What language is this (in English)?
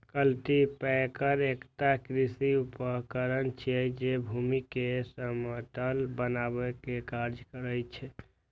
Maithili